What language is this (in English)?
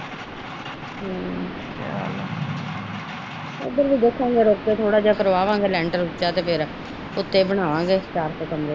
Punjabi